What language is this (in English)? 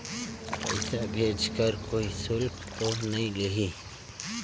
Chhattisgarhi